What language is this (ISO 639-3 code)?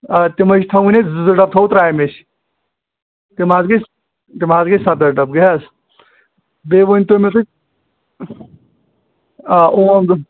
kas